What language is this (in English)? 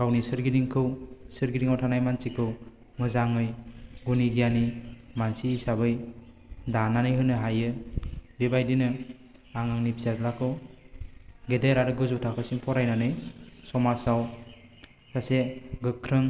Bodo